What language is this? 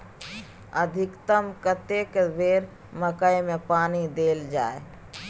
Maithili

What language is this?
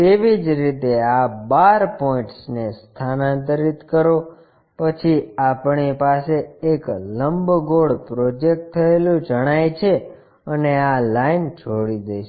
Gujarati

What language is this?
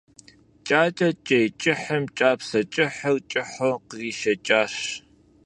Kabardian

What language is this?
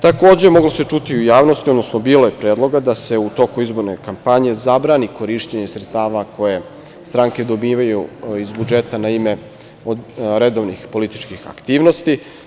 Serbian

